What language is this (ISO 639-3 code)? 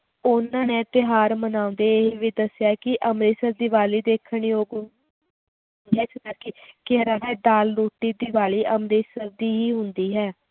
pan